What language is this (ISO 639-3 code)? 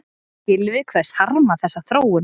isl